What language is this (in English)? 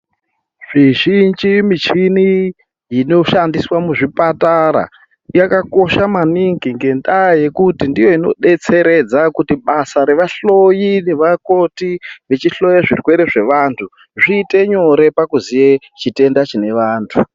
Ndau